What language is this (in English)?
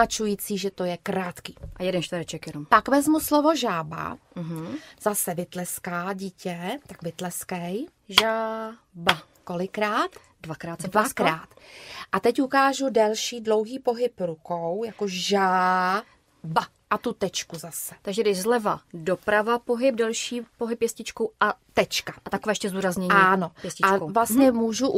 Czech